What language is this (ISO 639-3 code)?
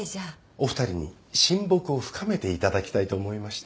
jpn